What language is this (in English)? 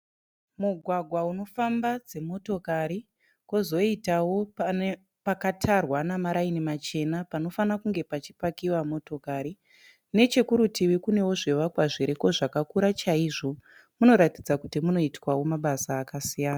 Shona